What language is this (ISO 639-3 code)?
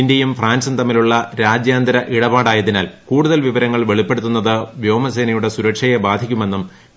mal